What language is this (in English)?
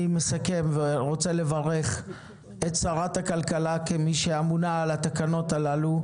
Hebrew